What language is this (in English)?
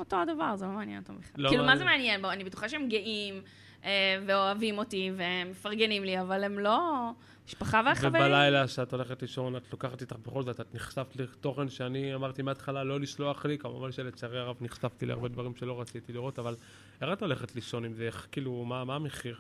Hebrew